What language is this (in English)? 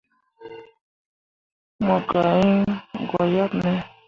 Mundang